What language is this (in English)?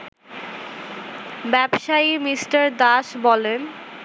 Bangla